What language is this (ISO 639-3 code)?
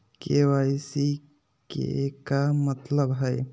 mag